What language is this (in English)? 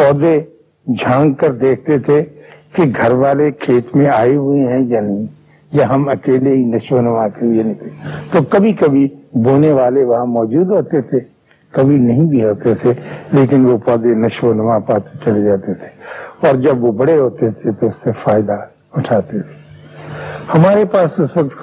Urdu